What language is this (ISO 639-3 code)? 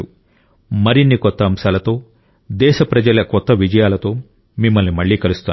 tel